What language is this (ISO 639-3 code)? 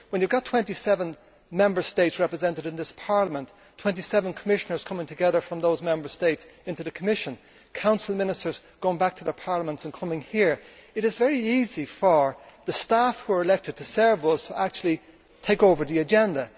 eng